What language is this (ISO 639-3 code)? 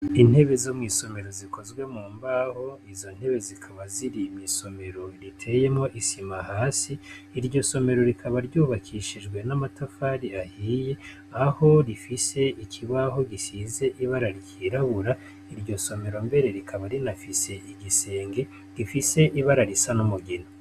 run